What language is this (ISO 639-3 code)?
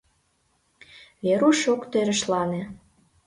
chm